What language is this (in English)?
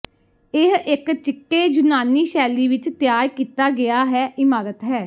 Punjabi